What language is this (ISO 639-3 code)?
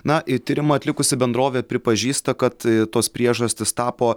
lit